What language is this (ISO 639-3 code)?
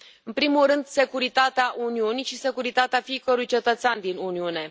ron